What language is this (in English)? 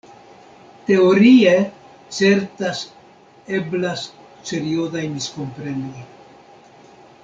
Esperanto